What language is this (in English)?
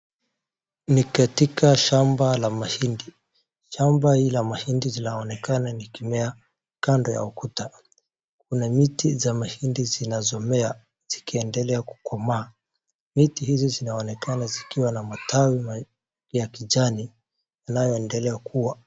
Swahili